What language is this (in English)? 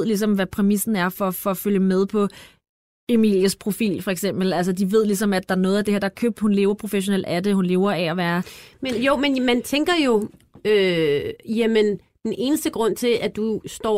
Danish